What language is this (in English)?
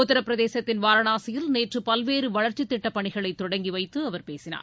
Tamil